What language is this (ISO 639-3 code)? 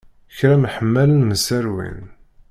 kab